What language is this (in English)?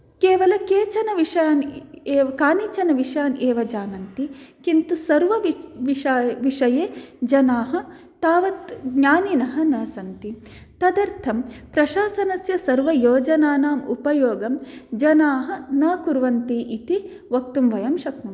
Sanskrit